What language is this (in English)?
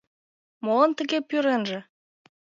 Mari